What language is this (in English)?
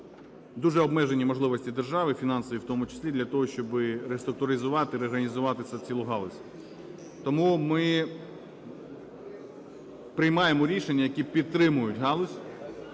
Ukrainian